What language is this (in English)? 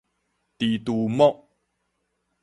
Min Nan Chinese